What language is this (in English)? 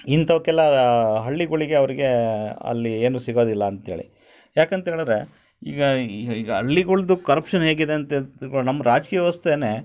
Kannada